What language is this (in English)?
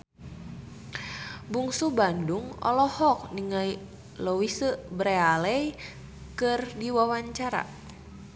Sundanese